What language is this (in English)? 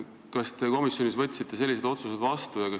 Estonian